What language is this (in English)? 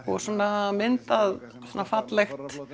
Icelandic